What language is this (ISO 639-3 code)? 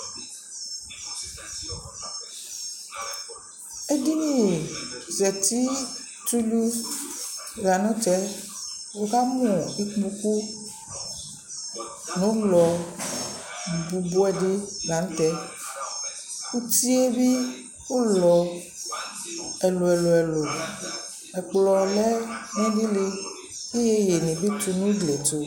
kpo